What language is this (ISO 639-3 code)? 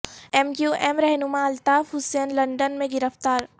urd